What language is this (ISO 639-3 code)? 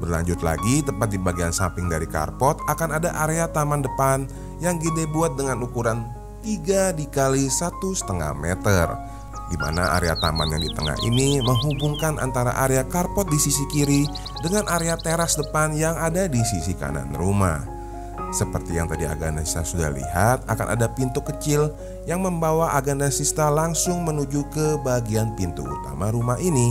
ind